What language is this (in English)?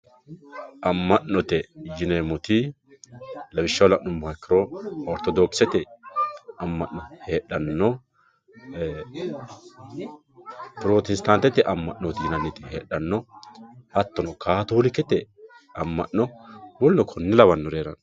Sidamo